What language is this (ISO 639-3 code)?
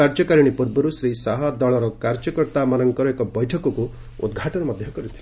ori